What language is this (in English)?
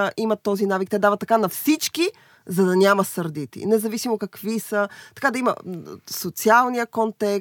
Bulgarian